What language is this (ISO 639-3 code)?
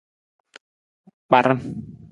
nmz